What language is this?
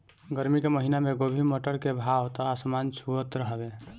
Bhojpuri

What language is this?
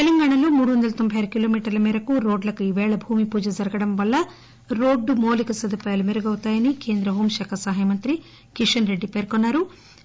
Telugu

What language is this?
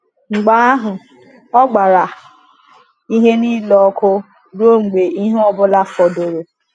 Igbo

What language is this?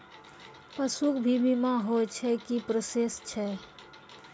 Maithili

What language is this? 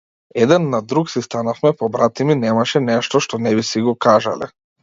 Macedonian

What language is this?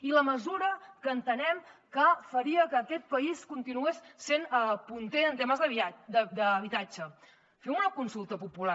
Catalan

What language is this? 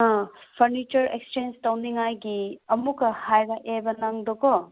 Manipuri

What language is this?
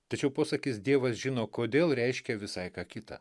Lithuanian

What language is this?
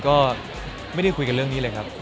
Thai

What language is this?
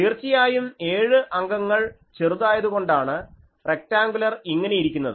Malayalam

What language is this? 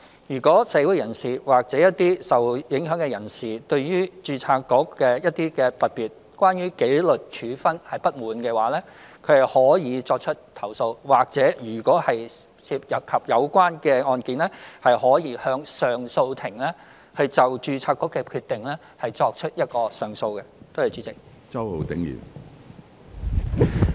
Cantonese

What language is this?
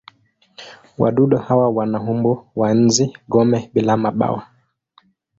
Swahili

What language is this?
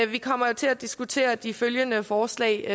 Danish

